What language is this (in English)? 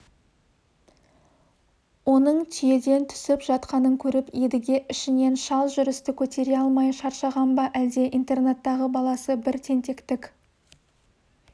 Kazakh